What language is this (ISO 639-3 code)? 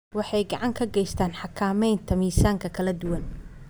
som